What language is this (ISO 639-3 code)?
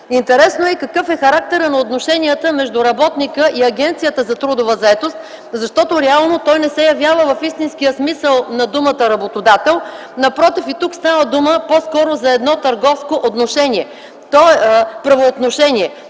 bul